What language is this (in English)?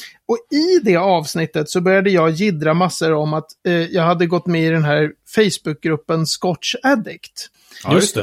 Swedish